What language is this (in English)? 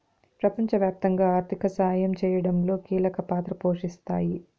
Telugu